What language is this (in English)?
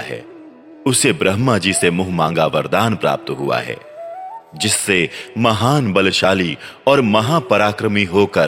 Hindi